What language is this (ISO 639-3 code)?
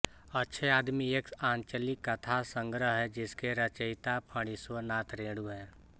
hin